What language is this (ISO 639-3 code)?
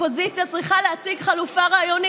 heb